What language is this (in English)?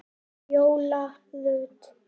Icelandic